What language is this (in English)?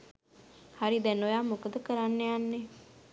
Sinhala